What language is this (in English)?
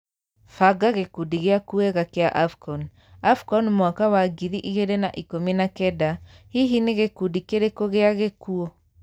Kikuyu